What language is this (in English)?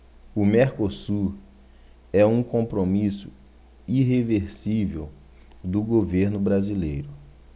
Portuguese